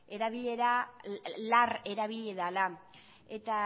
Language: Basque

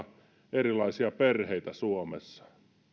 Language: Finnish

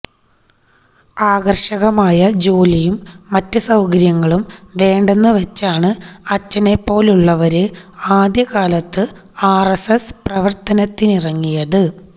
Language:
Malayalam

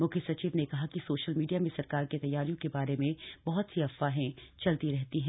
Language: Hindi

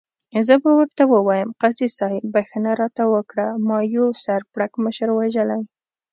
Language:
Pashto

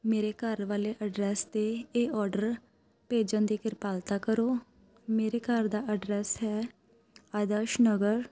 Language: Punjabi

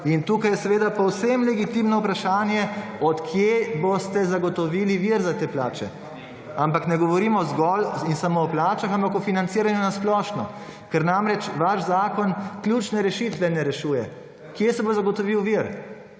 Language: Slovenian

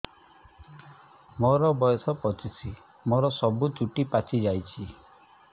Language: Odia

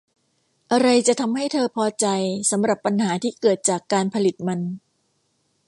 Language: Thai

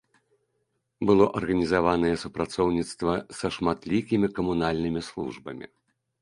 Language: Belarusian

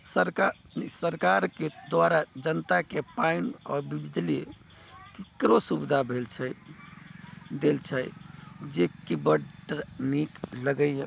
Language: Maithili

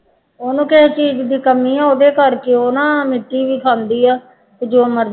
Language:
Punjabi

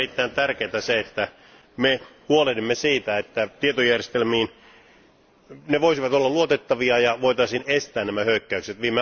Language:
Finnish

